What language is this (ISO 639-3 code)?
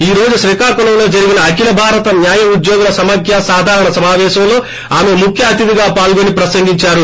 tel